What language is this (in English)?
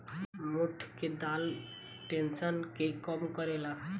Bhojpuri